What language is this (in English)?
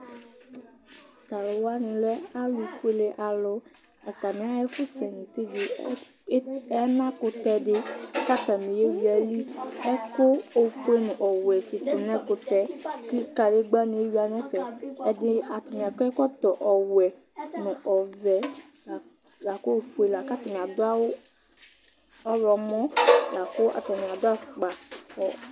Ikposo